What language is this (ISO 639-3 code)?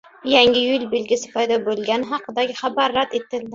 uzb